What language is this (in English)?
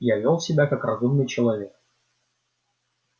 Russian